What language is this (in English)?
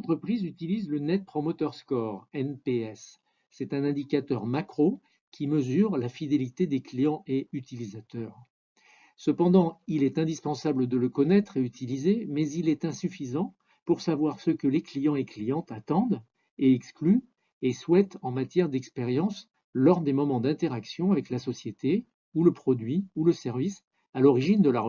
French